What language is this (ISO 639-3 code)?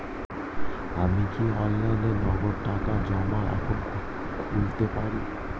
ben